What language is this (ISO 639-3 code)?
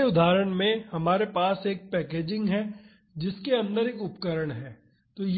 hin